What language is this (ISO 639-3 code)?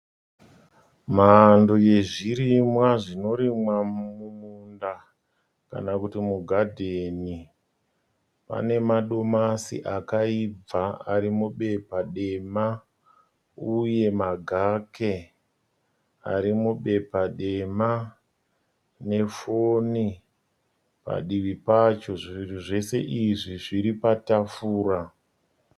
sna